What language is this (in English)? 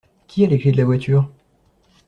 French